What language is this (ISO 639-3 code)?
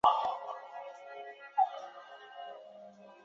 zho